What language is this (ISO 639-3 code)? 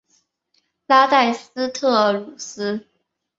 zho